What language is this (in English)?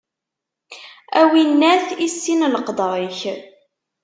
Kabyle